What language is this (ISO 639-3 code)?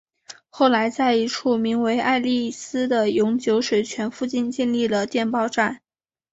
zho